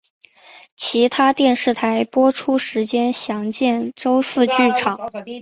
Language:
Chinese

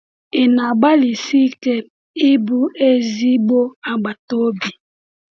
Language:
Igbo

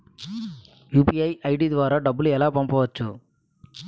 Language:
Telugu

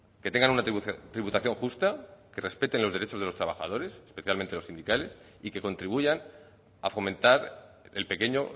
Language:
Spanish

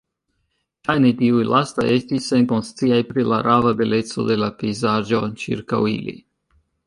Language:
Esperanto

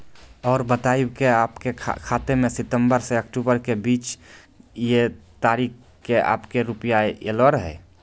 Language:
Maithili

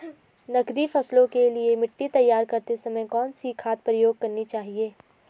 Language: Hindi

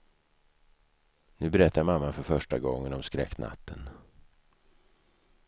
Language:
Swedish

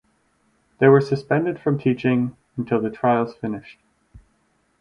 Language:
English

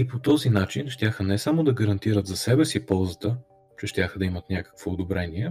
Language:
Bulgarian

